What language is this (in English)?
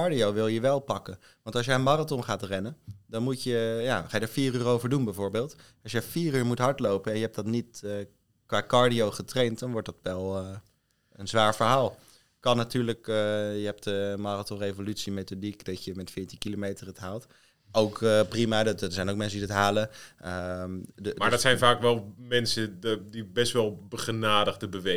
Dutch